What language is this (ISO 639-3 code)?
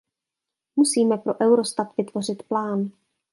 ces